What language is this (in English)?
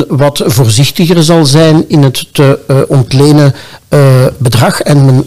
Dutch